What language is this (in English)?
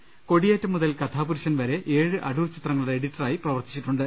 Malayalam